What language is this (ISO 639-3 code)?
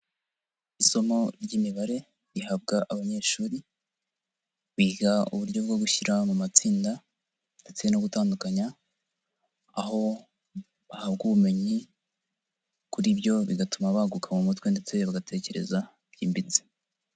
kin